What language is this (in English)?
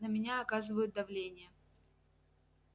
Russian